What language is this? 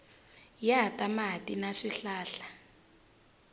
Tsonga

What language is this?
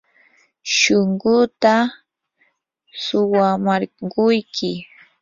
Yanahuanca Pasco Quechua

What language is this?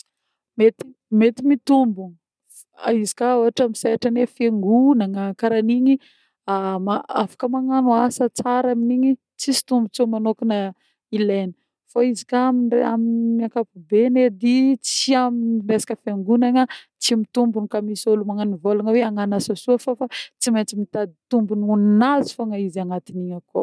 Northern Betsimisaraka Malagasy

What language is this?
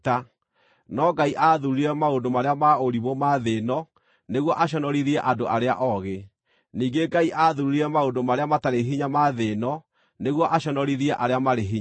Kikuyu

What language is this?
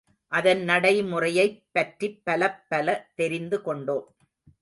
Tamil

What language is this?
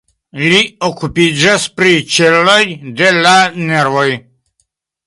Esperanto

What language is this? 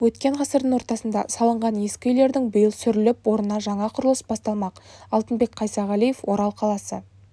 Kazakh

